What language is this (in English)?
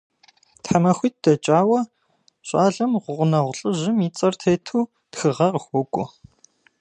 Kabardian